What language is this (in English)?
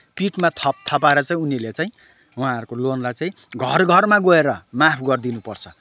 Nepali